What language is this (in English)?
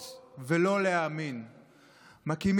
Hebrew